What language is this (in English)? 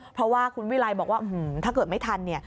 Thai